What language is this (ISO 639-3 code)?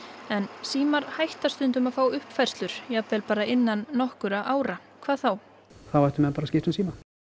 isl